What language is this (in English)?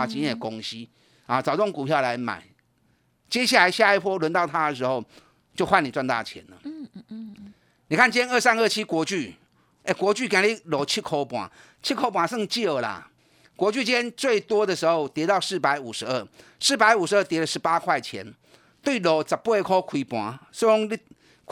Chinese